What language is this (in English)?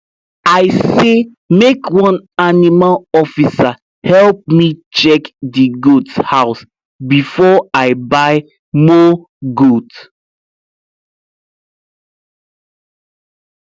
Nigerian Pidgin